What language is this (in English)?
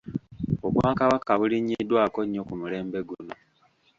Ganda